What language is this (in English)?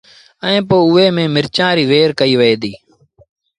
Sindhi Bhil